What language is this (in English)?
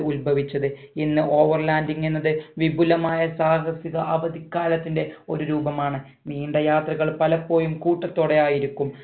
Malayalam